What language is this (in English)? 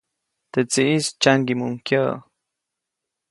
Copainalá Zoque